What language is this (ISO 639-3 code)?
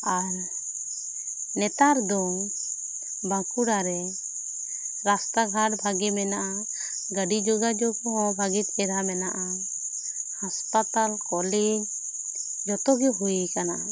sat